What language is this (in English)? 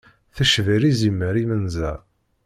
Kabyle